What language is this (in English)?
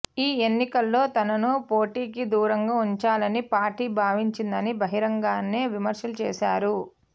Telugu